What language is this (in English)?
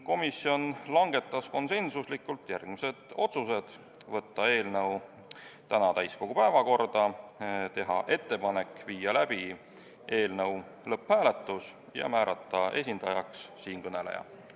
Estonian